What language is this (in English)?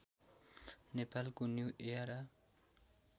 Nepali